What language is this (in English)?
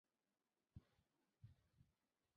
Chinese